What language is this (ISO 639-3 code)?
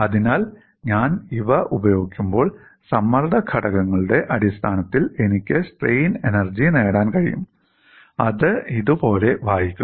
mal